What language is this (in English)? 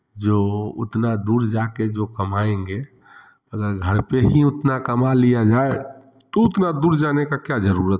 Hindi